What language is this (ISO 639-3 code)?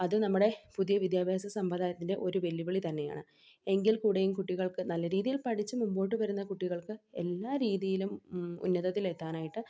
mal